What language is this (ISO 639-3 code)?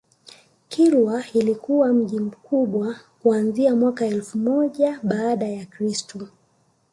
swa